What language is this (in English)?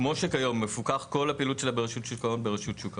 Hebrew